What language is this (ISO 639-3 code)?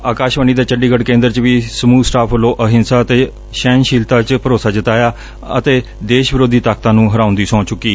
pan